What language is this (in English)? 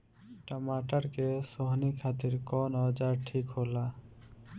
Bhojpuri